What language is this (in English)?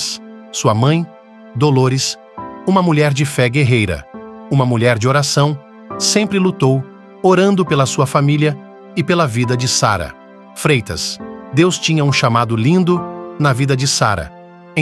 Portuguese